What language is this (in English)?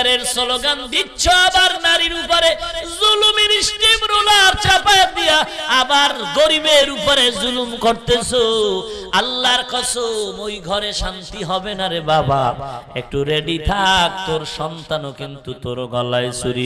Bangla